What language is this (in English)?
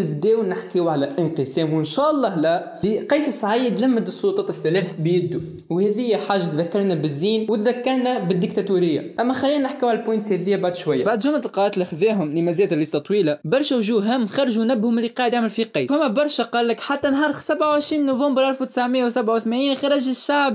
Arabic